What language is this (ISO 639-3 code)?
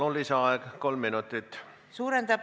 est